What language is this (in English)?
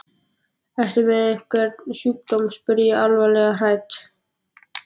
Icelandic